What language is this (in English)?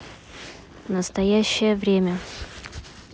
Russian